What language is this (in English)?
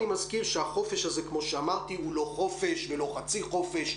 Hebrew